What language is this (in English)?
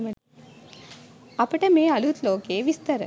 Sinhala